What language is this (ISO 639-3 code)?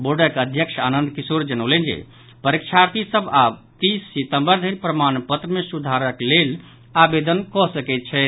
mai